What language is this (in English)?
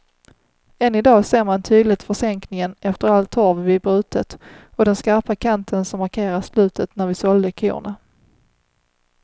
Swedish